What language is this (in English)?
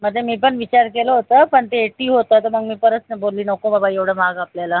Marathi